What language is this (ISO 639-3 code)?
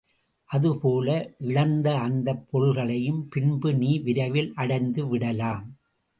tam